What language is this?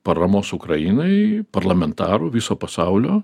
Lithuanian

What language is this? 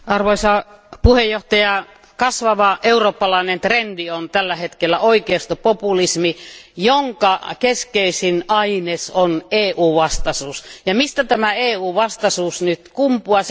Finnish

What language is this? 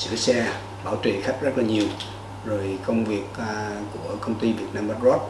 Vietnamese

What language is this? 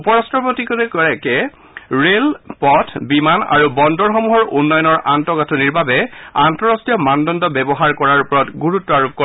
Assamese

